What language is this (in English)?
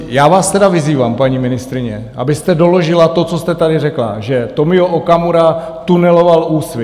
Czech